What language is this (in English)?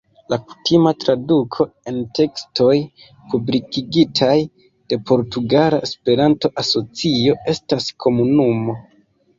Esperanto